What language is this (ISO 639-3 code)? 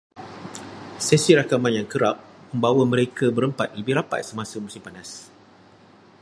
msa